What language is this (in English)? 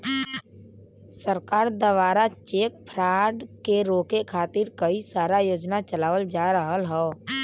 Bhojpuri